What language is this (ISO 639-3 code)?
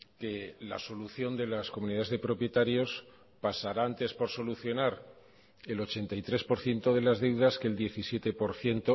spa